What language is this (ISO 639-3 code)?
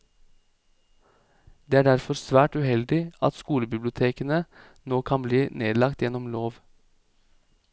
nor